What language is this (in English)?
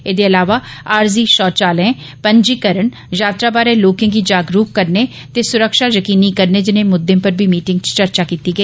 Dogri